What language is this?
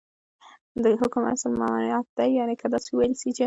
Pashto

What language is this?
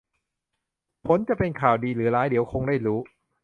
Thai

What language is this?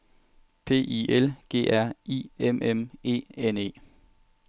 Danish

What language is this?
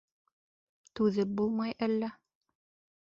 Bashkir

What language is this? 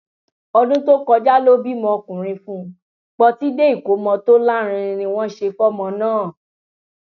Yoruba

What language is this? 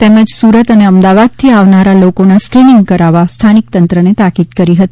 Gujarati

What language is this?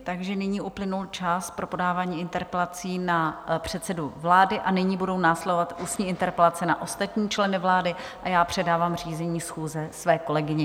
Czech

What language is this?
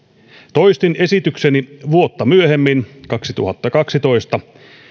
Finnish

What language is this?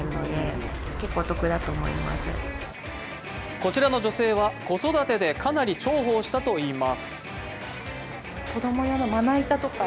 Japanese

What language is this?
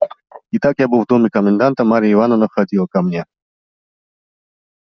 Russian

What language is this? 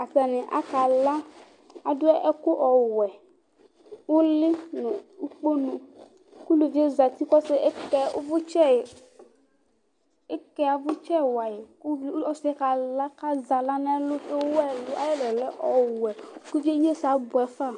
Ikposo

